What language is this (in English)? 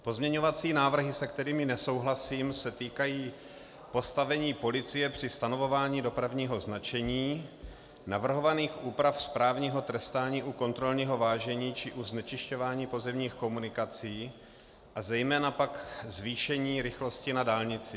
Czech